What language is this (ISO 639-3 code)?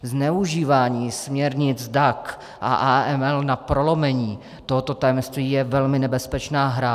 ces